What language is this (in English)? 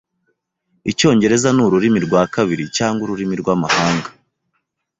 Kinyarwanda